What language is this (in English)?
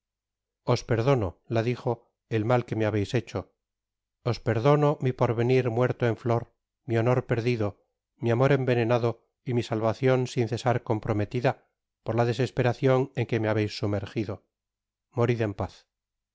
Spanish